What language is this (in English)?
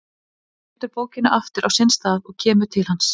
Icelandic